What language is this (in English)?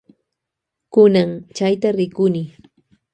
Loja Highland Quichua